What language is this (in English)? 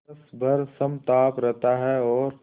Hindi